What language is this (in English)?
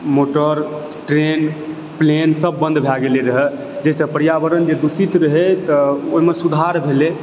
Maithili